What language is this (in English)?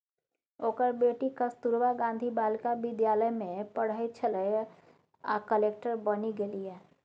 Maithili